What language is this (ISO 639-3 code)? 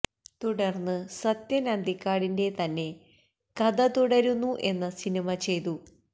mal